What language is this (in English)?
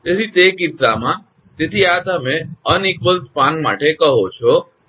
Gujarati